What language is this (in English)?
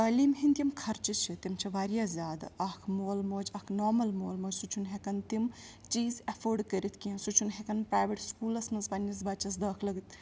Kashmiri